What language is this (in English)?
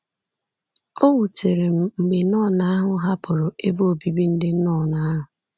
Igbo